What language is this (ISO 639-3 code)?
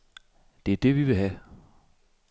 dan